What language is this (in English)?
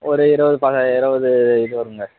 Tamil